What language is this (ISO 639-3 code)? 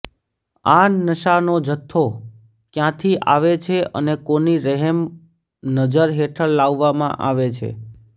guj